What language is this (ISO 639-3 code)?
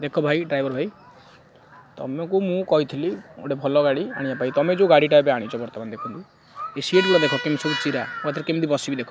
ori